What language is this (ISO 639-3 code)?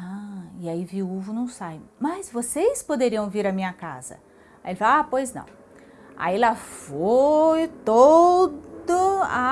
por